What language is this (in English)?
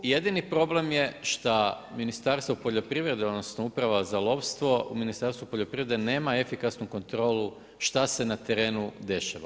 Croatian